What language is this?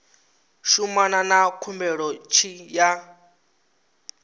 Venda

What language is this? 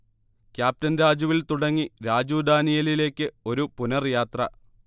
Malayalam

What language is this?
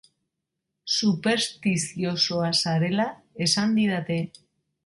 Basque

